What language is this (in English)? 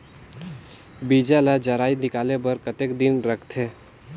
Chhattisgarhi